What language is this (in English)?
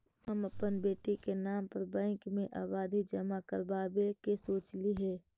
Magahi